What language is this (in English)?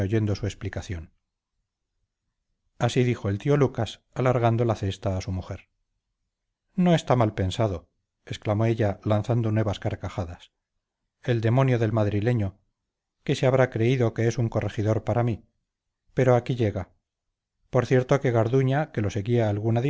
Spanish